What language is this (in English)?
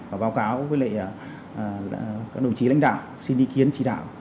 Vietnamese